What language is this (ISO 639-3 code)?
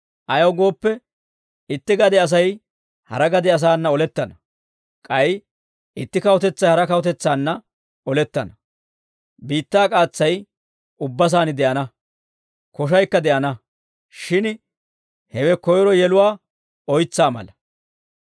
dwr